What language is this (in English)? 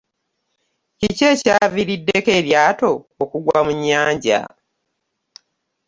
Ganda